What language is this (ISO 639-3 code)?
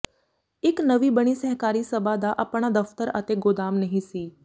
pan